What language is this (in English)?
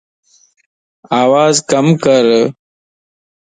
Lasi